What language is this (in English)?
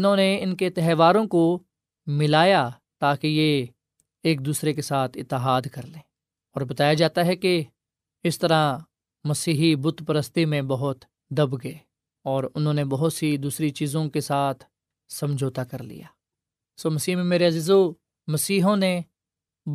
Urdu